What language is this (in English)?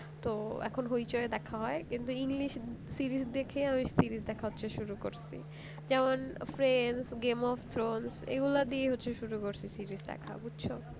Bangla